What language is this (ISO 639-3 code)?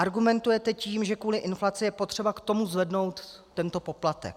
ces